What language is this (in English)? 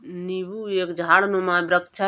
Hindi